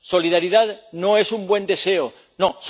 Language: Spanish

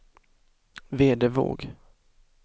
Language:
Swedish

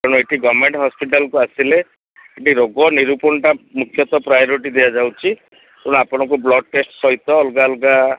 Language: Odia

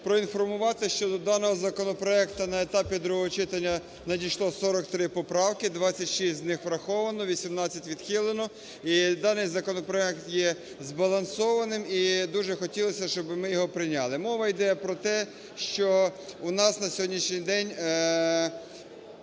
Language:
Ukrainian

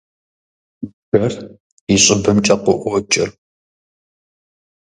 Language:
Kabardian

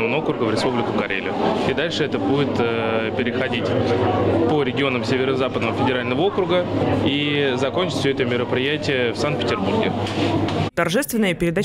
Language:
Russian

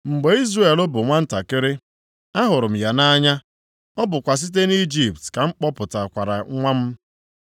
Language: Igbo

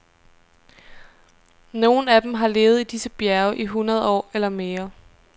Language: Danish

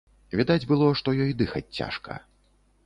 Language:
Belarusian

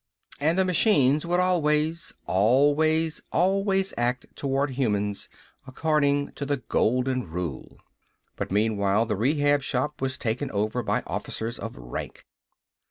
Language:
English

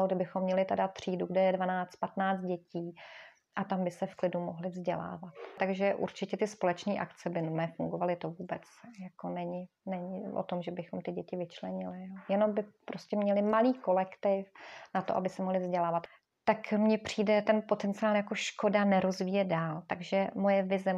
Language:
Czech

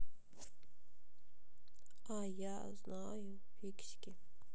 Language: Russian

